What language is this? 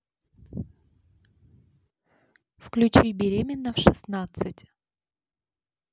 Russian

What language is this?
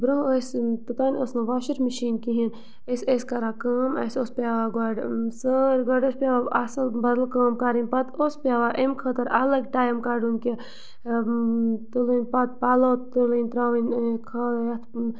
Kashmiri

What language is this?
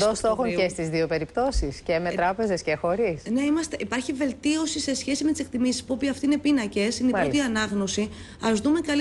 Greek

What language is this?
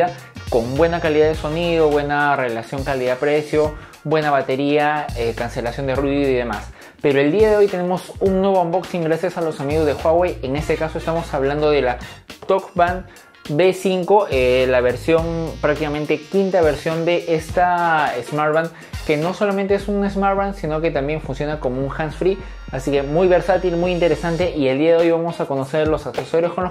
Spanish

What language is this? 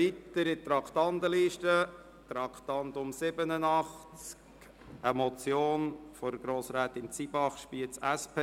Swiss German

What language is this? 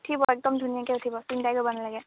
Assamese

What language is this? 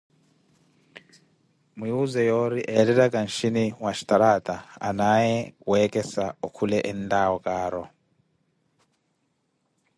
Koti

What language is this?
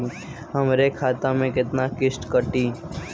Bhojpuri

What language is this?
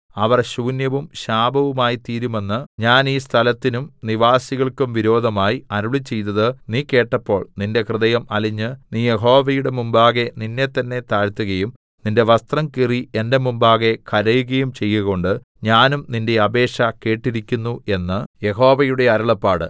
Malayalam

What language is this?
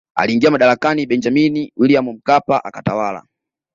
Swahili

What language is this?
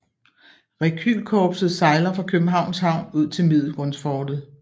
Danish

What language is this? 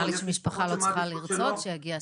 Hebrew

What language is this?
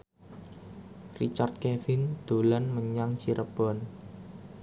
Javanese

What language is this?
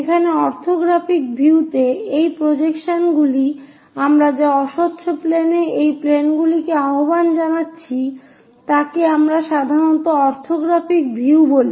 Bangla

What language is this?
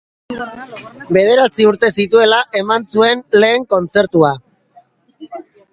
Basque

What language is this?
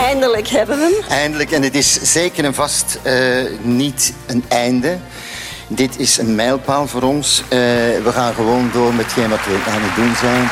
Dutch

